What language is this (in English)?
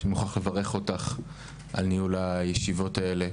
Hebrew